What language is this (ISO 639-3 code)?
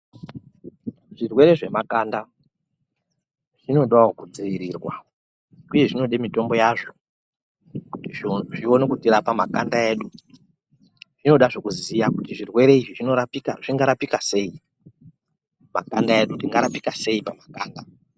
ndc